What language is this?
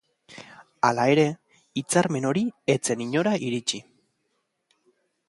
Basque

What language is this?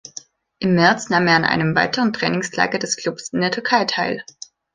German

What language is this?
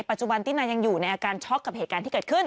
Thai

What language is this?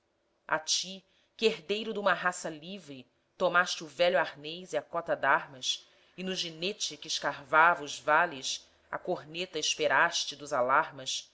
Portuguese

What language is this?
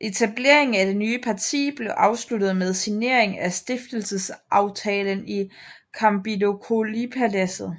Danish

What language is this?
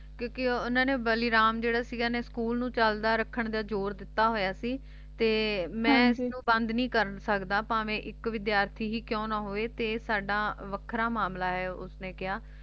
Punjabi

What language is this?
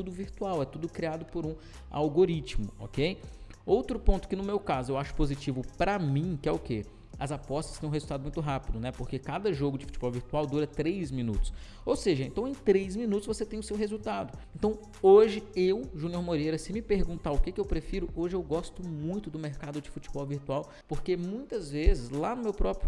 Portuguese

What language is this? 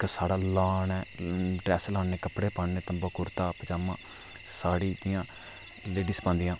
Dogri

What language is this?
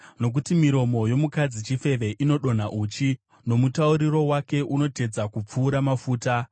Shona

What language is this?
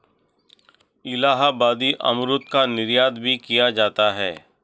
Hindi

